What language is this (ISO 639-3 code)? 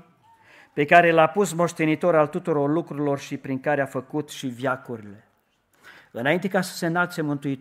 ron